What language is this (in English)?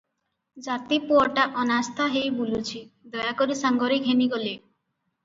Odia